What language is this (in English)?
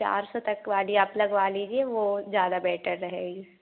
Hindi